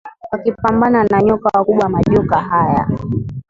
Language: Swahili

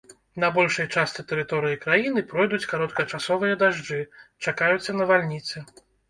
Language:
Belarusian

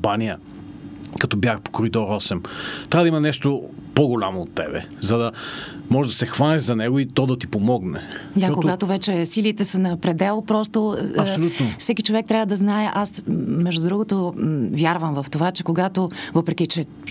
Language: Bulgarian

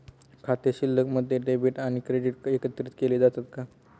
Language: Marathi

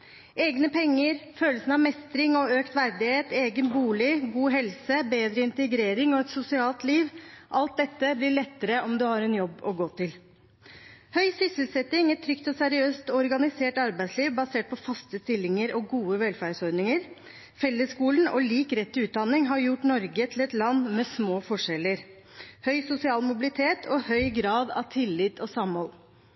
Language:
Norwegian Bokmål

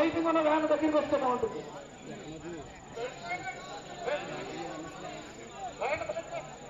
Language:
Arabic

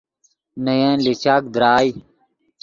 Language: Yidgha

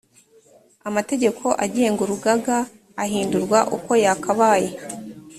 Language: Kinyarwanda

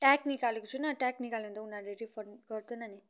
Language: Nepali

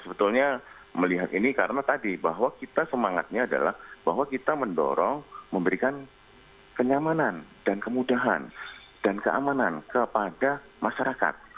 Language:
Indonesian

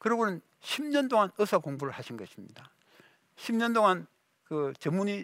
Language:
Korean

